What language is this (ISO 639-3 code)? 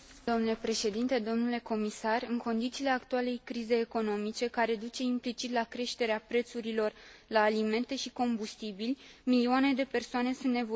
ron